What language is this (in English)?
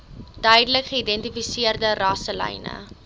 Afrikaans